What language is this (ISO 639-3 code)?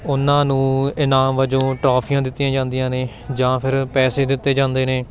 pan